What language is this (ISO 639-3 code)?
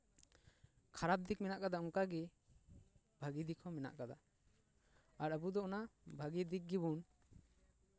sat